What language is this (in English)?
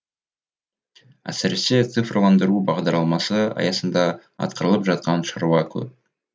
Kazakh